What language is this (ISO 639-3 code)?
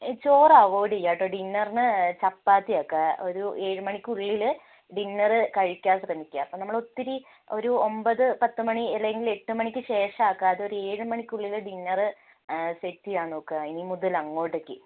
mal